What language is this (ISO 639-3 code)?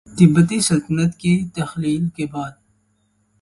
urd